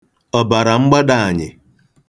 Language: Igbo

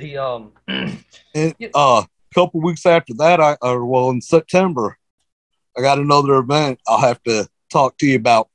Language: English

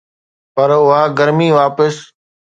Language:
Sindhi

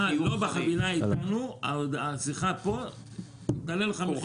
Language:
Hebrew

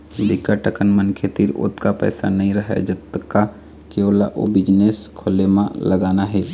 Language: Chhattisgarhi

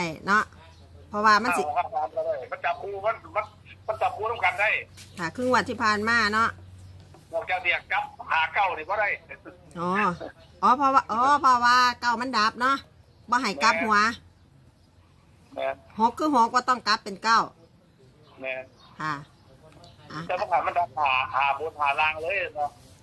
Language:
Thai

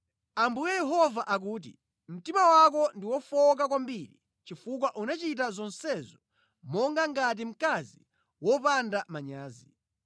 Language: Nyanja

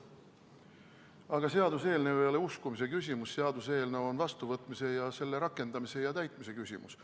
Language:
Estonian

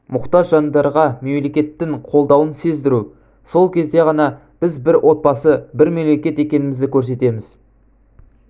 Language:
Kazakh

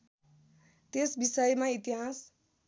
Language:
Nepali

